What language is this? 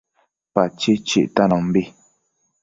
Matsés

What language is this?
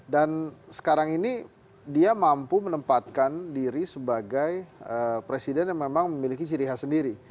Indonesian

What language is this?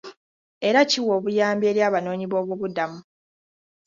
Ganda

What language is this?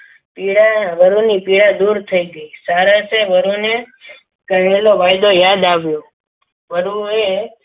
Gujarati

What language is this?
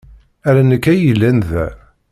Kabyle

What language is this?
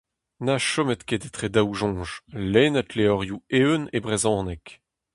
Breton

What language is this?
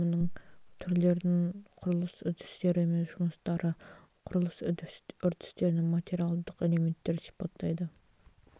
Kazakh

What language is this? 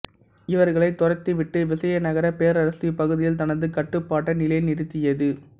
Tamil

